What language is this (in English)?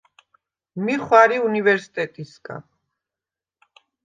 Svan